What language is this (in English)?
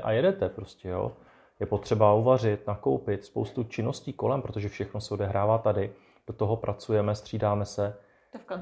Czech